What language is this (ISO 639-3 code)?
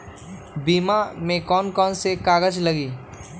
mag